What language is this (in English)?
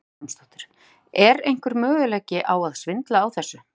Icelandic